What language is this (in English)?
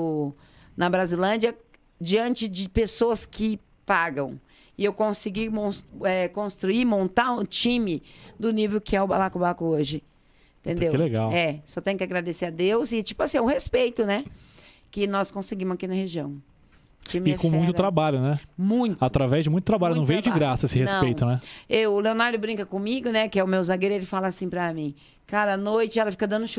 Portuguese